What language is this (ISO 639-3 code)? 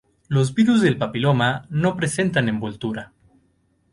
spa